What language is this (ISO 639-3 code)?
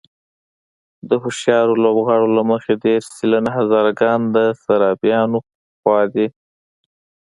pus